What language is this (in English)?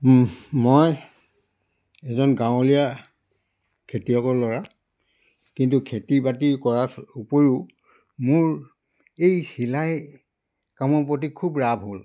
Assamese